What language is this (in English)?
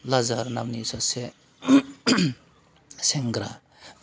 Bodo